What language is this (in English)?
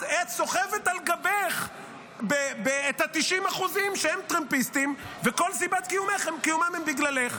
Hebrew